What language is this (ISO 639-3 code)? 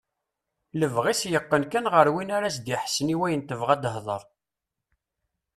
kab